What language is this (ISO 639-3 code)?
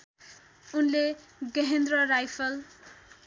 nep